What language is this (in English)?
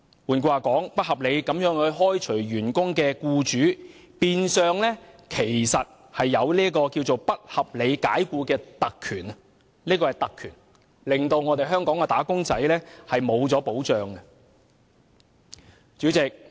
Cantonese